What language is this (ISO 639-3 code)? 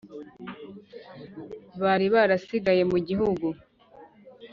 kin